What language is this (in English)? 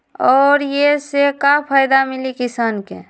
Magahi